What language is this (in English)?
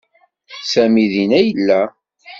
Kabyle